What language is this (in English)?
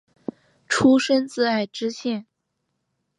Chinese